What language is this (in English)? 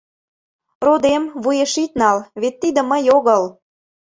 Mari